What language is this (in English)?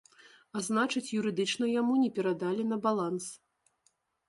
Belarusian